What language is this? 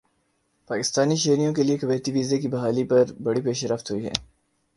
Urdu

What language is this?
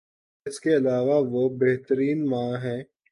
Urdu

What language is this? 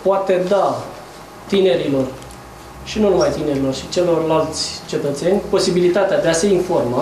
Romanian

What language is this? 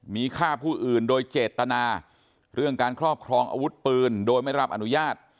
Thai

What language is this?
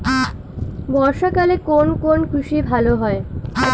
Bangla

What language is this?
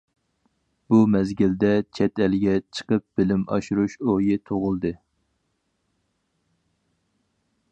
Uyghur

